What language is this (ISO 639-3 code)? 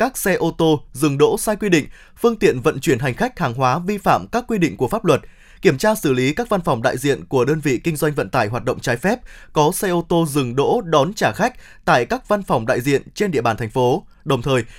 vie